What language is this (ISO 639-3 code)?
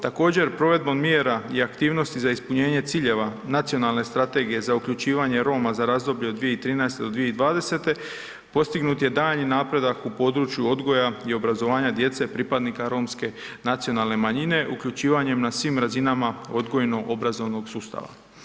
hrv